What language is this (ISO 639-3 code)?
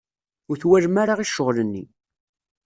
kab